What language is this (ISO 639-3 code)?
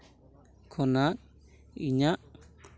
sat